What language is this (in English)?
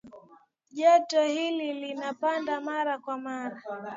Swahili